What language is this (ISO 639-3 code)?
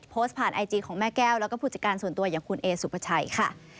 tha